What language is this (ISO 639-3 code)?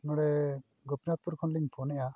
sat